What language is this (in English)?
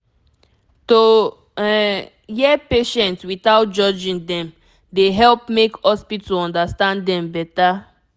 Nigerian Pidgin